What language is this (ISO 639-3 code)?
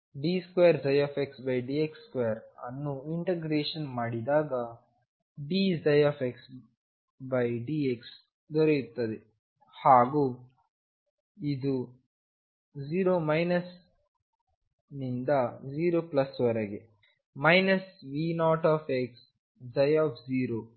kan